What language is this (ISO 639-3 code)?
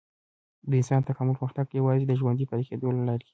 pus